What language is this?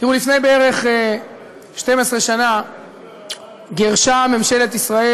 Hebrew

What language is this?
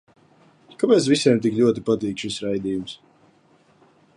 Latvian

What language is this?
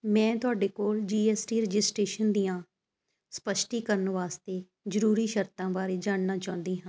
Punjabi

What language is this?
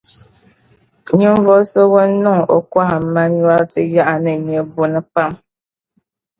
Dagbani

